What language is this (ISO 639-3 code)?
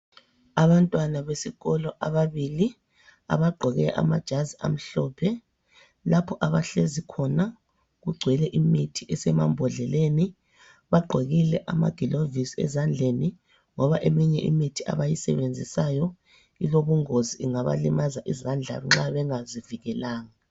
nde